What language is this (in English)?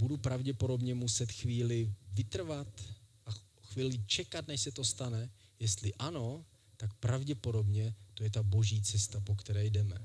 Czech